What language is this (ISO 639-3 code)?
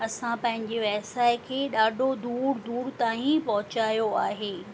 snd